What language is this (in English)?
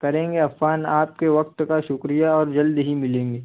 Urdu